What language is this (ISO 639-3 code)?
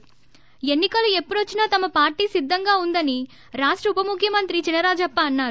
tel